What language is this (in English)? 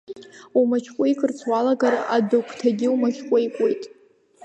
Abkhazian